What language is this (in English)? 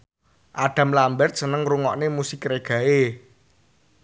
Javanese